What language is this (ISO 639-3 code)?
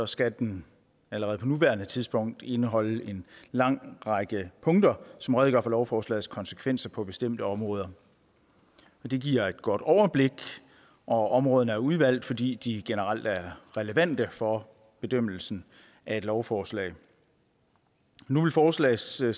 dan